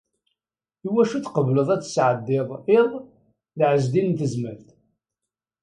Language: Kabyle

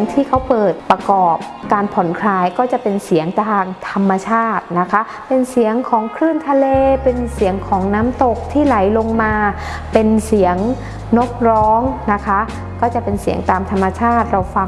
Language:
Thai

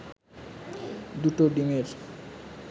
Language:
Bangla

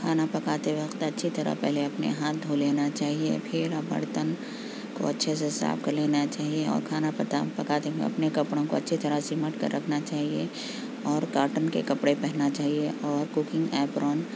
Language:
Urdu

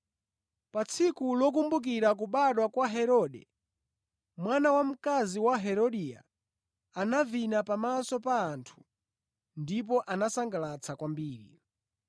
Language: Nyanja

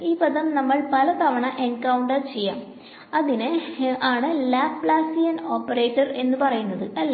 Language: Malayalam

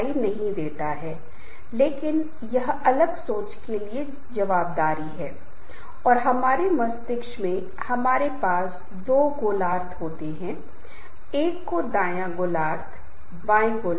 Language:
Hindi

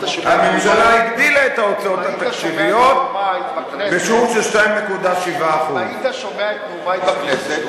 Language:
Hebrew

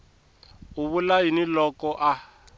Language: Tsonga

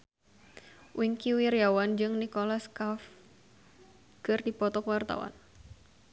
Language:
Sundanese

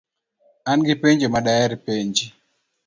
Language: Luo (Kenya and Tanzania)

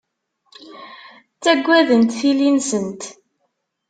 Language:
Kabyle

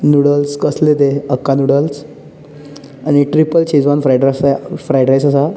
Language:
Konkani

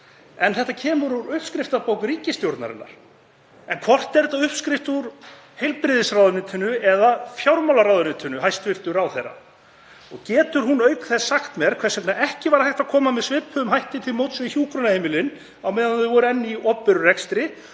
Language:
Icelandic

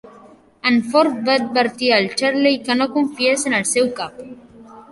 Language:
Catalan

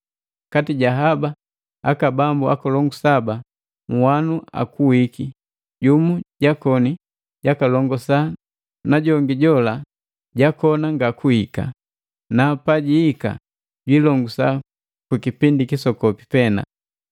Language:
Matengo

